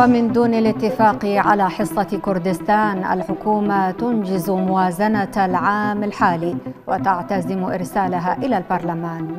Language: Arabic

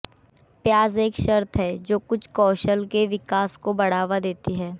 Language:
Hindi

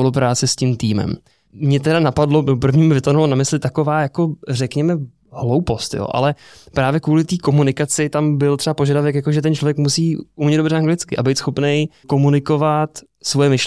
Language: Czech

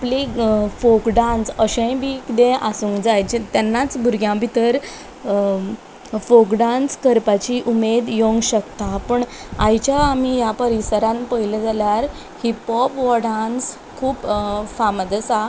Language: Konkani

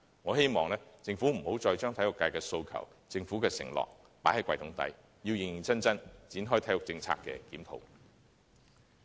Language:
Cantonese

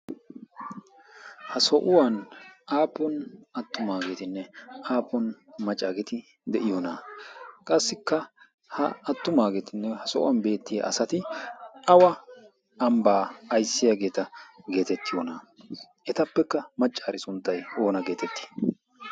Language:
Wolaytta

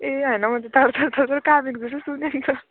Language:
Nepali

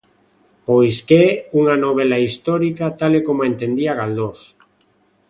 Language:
Galician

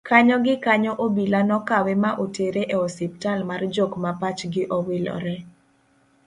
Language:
Luo (Kenya and Tanzania)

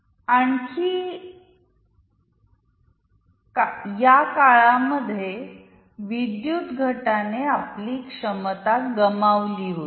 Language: Marathi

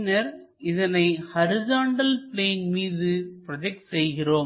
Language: Tamil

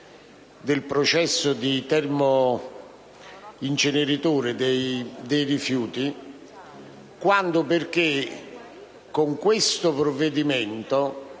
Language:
Italian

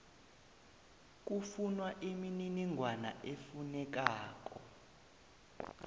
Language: South Ndebele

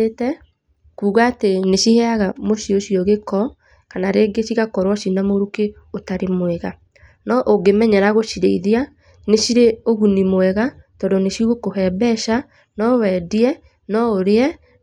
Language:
Kikuyu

